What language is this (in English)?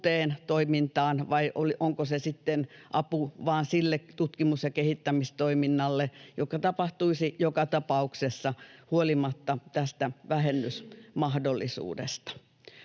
Finnish